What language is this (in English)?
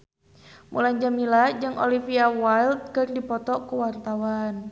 Sundanese